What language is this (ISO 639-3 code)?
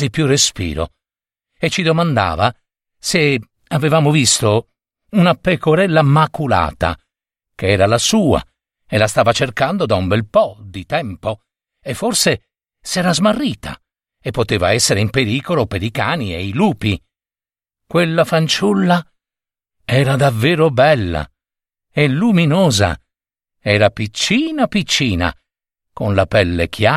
ita